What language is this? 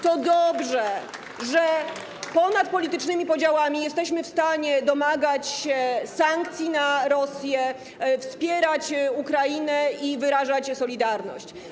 Polish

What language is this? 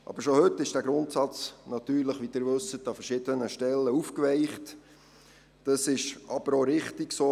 Swiss German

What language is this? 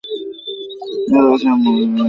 Bangla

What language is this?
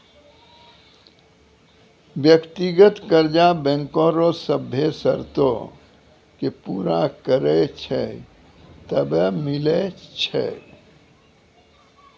Maithili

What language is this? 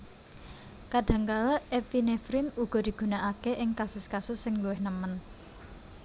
Javanese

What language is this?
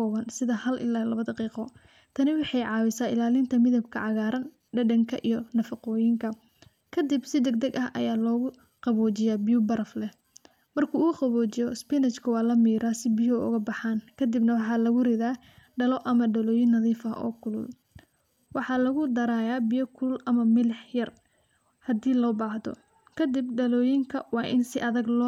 Somali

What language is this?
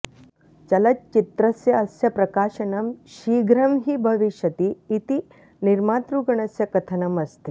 Sanskrit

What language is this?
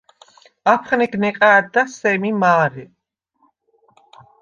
Svan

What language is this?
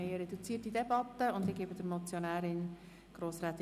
Swiss German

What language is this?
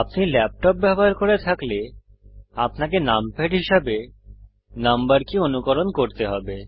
Bangla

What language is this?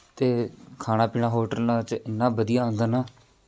Punjabi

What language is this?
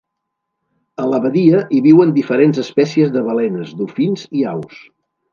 Catalan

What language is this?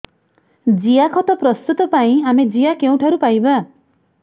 Odia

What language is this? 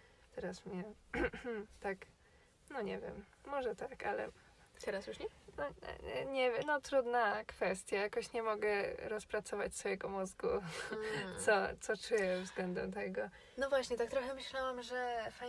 Polish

